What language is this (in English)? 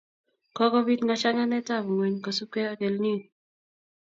Kalenjin